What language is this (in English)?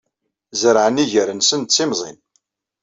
Kabyle